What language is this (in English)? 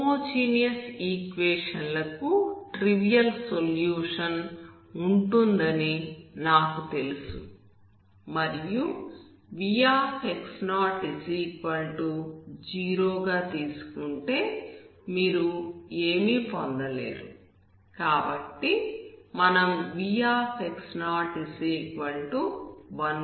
Telugu